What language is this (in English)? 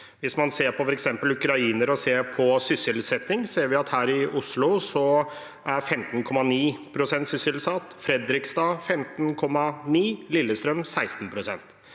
Norwegian